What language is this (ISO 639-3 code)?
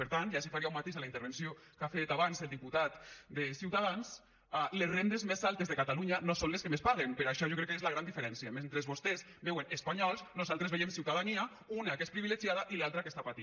cat